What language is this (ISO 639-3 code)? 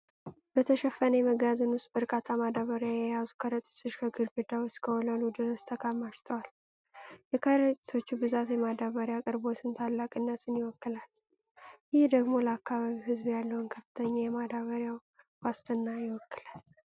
amh